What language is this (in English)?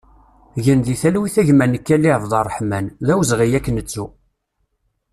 Kabyle